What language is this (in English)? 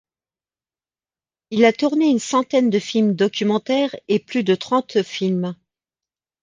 French